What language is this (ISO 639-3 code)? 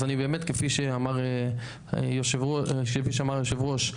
heb